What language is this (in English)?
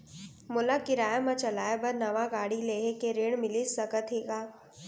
Chhattisgarhi